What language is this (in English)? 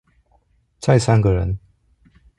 Chinese